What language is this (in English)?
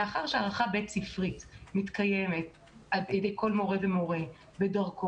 Hebrew